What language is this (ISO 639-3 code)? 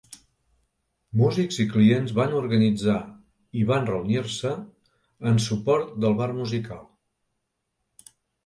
cat